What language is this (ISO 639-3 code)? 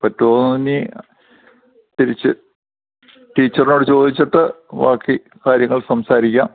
mal